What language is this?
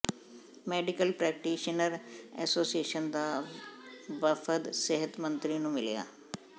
Punjabi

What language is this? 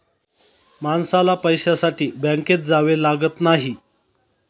Marathi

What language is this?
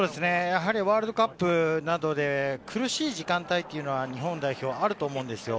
Japanese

